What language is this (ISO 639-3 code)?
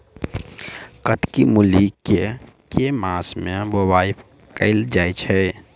mai